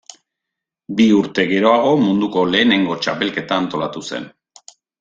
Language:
Basque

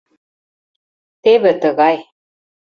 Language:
Mari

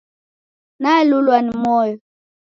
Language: Taita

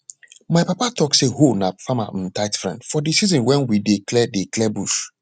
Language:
Nigerian Pidgin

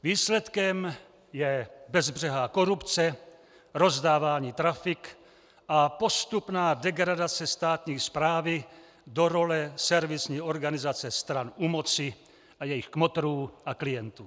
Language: Czech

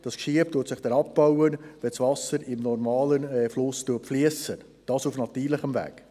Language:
Swiss German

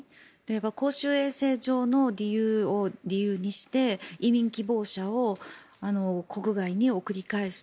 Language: Japanese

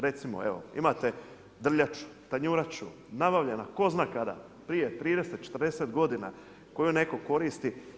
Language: Croatian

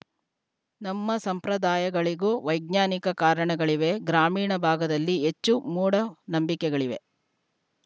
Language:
Kannada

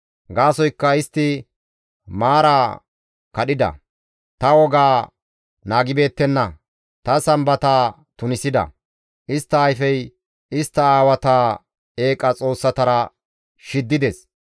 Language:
Gamo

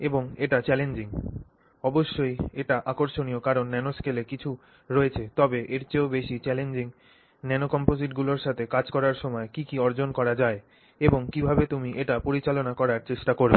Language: Bangla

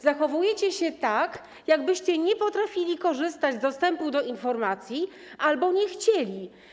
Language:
Polish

